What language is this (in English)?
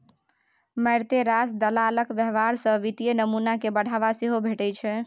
Maithili